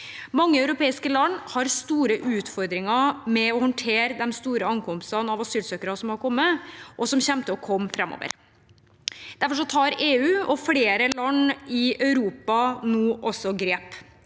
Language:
Norwegian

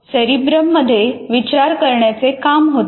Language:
Marathi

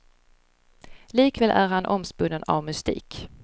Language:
Swedish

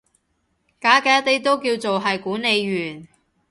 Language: Cantonese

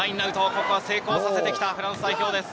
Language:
Japanese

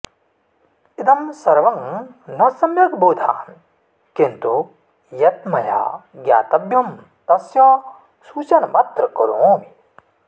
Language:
Sanskrit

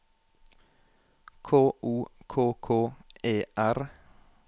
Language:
Norwegian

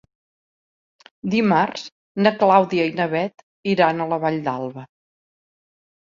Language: Catalan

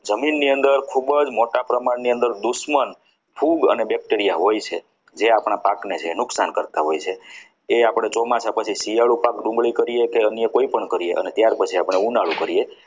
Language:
Gujarati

